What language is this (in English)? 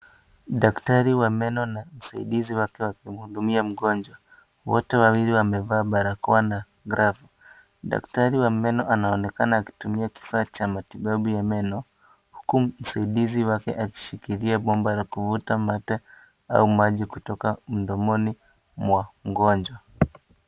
Swahili